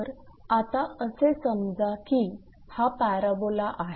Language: Marathi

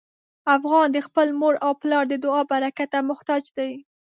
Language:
Pashto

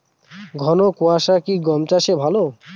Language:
Bangla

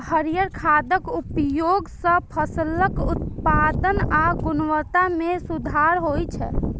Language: Maithili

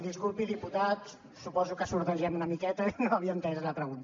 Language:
Catalan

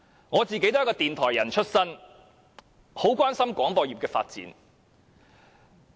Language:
Cantonese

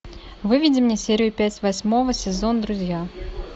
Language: Russian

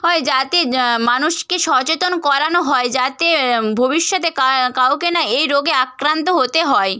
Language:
Bangla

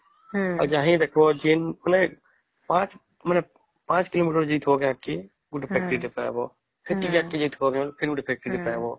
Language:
Odia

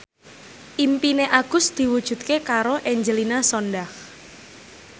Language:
Javanese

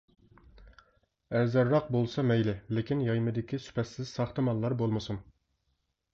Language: Uyghur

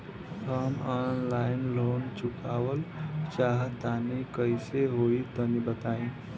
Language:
Bhojpuri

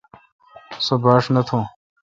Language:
Kalkoti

